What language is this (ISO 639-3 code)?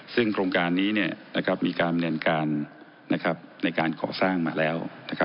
tha